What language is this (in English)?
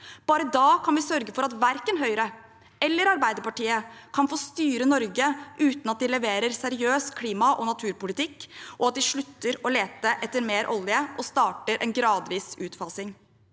Norwegian